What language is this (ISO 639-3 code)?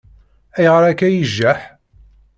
kab